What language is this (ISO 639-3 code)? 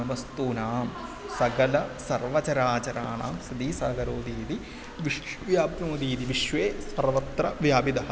san